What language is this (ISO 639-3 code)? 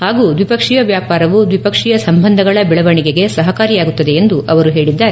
kan